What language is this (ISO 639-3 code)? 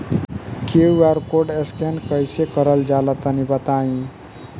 bho